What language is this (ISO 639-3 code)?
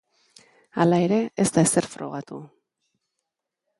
eus